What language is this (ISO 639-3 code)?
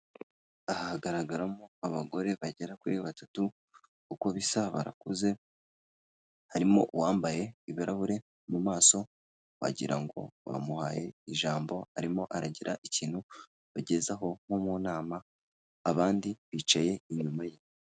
kin